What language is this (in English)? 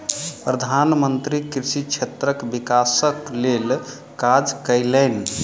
Maithili